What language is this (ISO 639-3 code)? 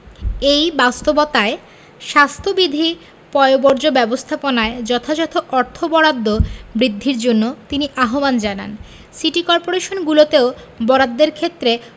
ben